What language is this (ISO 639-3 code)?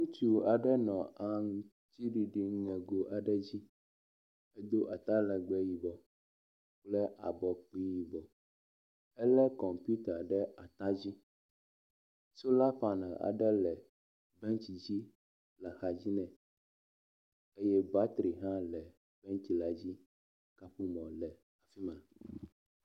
ewe